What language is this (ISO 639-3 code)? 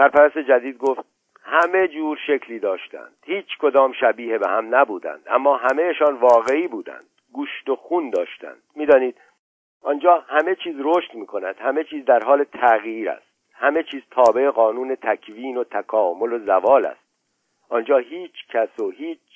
fas